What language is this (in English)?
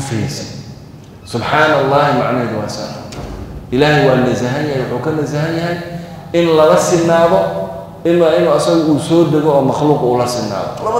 Arabic